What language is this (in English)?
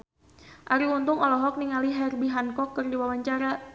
Sundanese